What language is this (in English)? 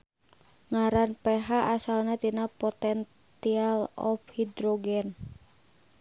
Sundanese